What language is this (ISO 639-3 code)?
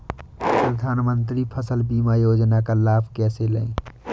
hin